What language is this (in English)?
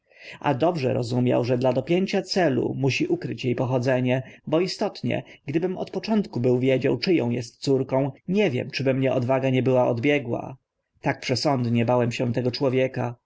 Polish